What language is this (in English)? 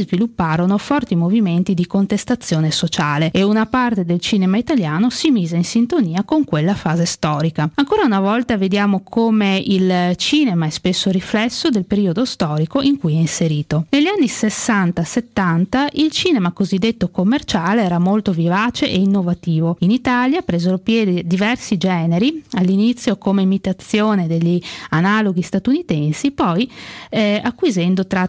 Italian